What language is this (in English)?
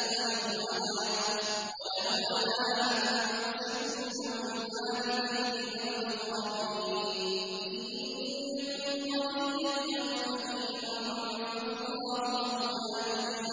Arabic